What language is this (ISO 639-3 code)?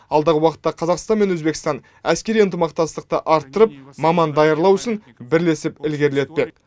kaz